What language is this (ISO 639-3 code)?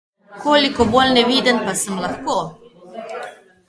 slv